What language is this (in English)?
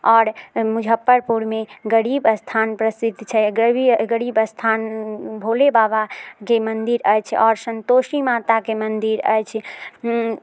Maithili